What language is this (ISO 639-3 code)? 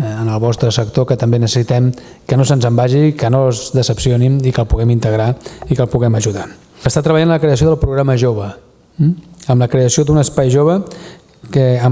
ita